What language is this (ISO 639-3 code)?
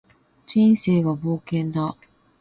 jpn